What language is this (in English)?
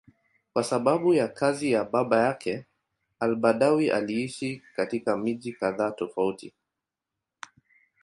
Swahili